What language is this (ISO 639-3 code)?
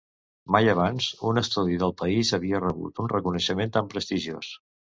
cat